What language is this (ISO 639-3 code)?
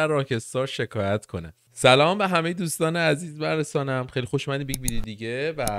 fas